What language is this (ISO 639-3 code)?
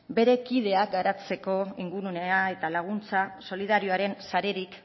eus